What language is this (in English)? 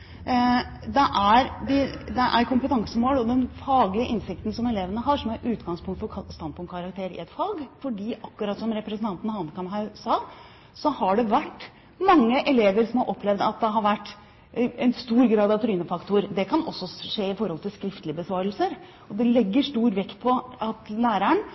Norwegian Bokmål